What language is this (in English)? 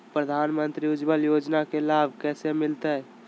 Magahi